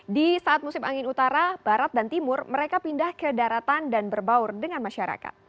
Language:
Indonesian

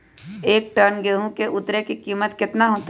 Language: Magahi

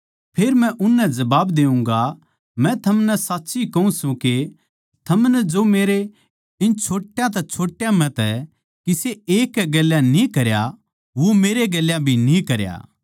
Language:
Haryanvi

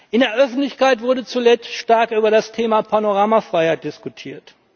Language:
German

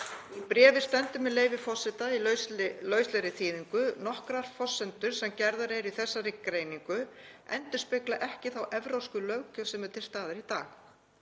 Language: Icelandic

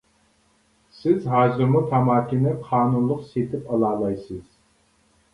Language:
Uyghur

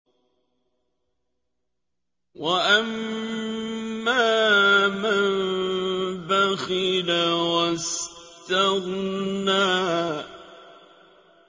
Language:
Arabic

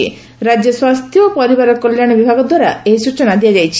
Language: Odia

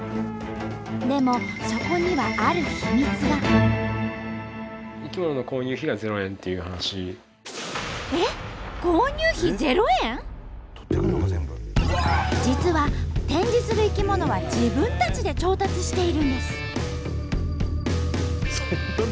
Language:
Japanese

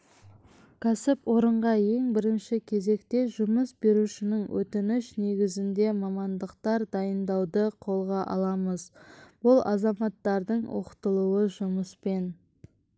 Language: Kazakh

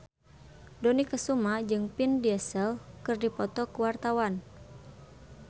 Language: Sundanese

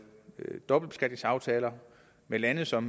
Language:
Danish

